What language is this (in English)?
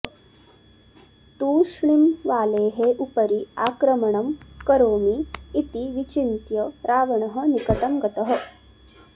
Sanskrit